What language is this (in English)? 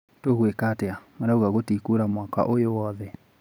Kikuyu